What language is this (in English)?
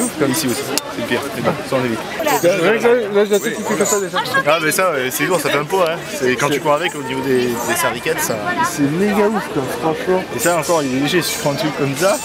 French